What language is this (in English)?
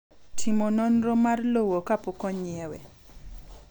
Luo (Kenya and Tanzania)